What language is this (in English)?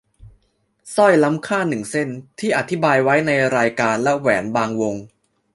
Thai